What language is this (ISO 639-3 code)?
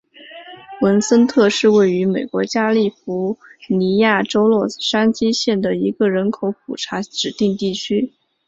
zho